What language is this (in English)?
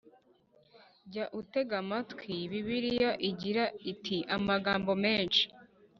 Kinyarwanda